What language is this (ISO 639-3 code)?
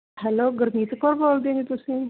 pan